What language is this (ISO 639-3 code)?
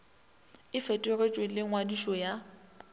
nso